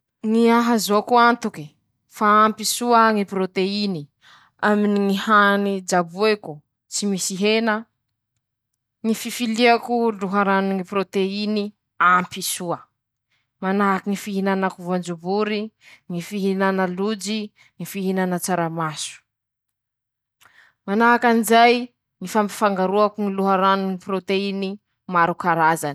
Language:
Masikoro Malagasy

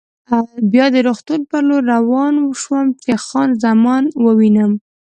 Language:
Pashto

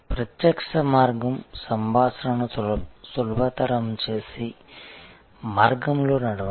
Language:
Telugu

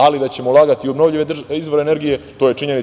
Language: Serbian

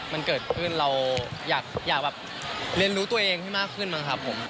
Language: Thai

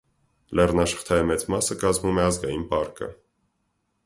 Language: Armenian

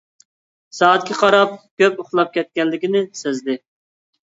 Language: Uyghur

